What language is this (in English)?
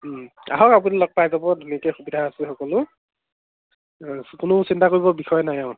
Assamese